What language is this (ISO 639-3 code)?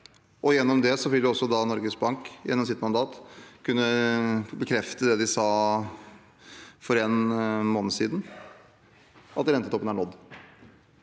nor